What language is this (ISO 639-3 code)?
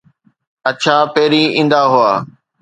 snd